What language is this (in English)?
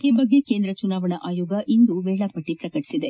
Kannada